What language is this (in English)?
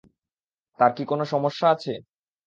Bangla